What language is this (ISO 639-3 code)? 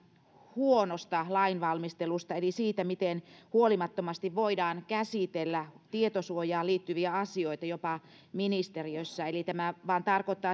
fin